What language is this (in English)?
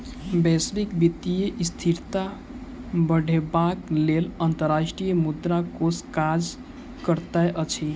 Maithili